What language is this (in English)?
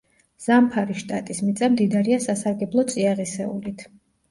Georgian